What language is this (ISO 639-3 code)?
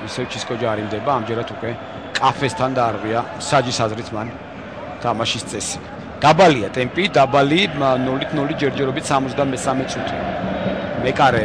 ron